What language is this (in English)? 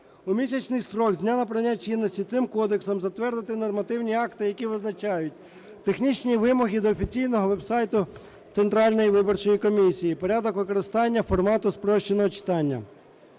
Ukrainian